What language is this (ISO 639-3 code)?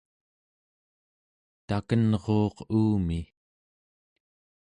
esu